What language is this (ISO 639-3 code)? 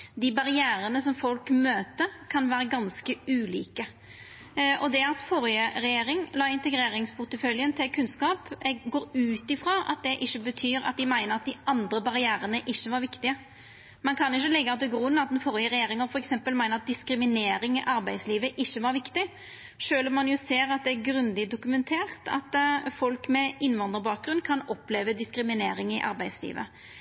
nno